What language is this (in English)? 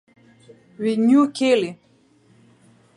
English